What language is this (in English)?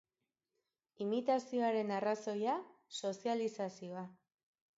Basque